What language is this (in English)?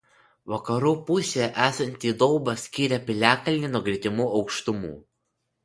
Lithuanian